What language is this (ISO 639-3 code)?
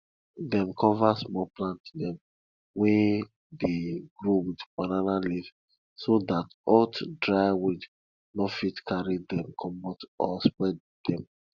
pcm